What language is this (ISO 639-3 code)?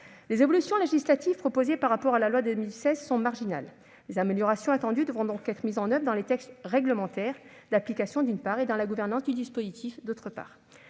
fra